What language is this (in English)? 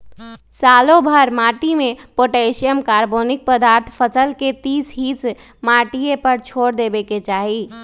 Magahi